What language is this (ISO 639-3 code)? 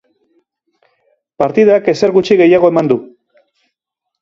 eus